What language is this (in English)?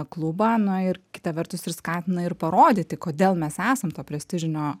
Lithuanian